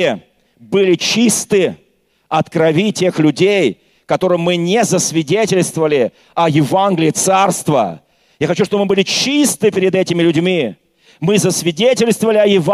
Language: Russian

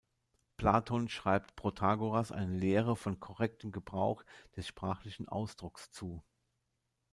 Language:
German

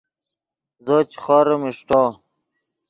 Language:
Yidgha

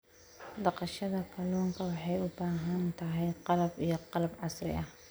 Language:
Somali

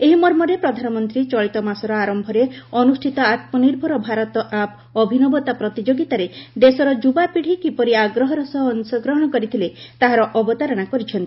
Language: Odia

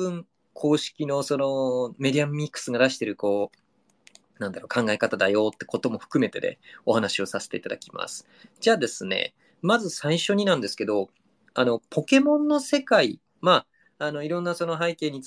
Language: Japanese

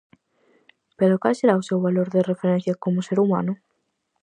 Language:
Galician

